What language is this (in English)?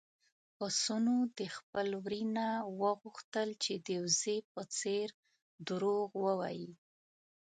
Pashto